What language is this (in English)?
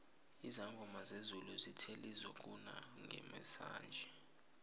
South Ndebele